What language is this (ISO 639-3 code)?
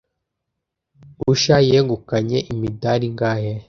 kin